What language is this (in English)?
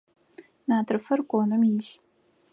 Adyghe